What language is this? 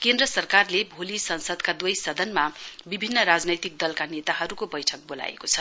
Nepali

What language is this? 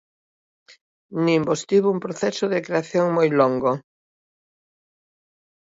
Galician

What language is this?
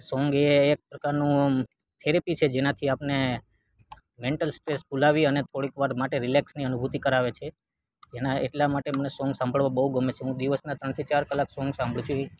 Gujarati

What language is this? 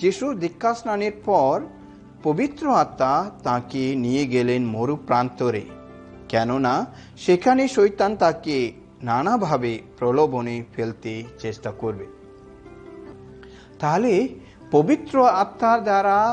Hindi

